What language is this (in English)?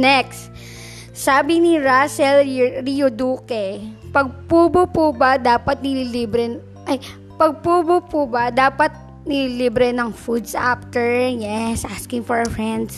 Filipino